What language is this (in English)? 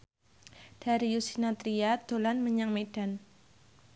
Javanese